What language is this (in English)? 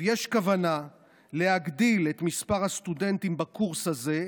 Hebrew